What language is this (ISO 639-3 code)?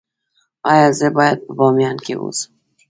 pus